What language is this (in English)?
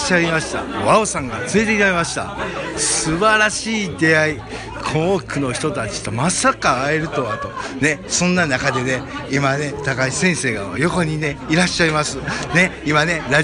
Japanese